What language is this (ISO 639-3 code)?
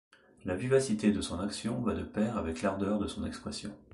fra